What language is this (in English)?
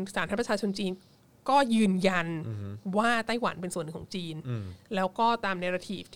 Thai